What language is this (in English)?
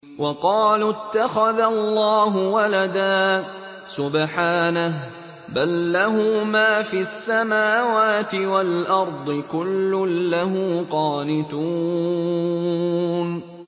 Arabic